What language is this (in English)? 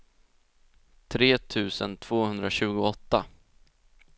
Swedish